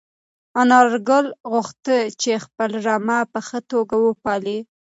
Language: Pashto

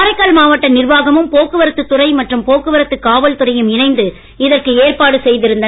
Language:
Tamil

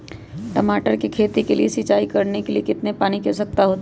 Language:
Magahi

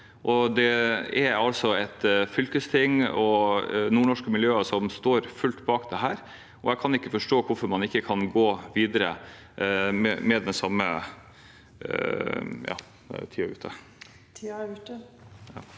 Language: Norwegian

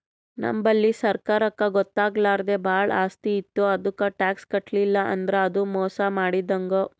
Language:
Kannada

